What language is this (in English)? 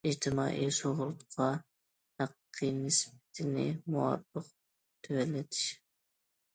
Uyghur